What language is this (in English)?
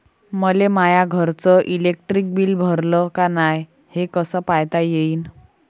Marathi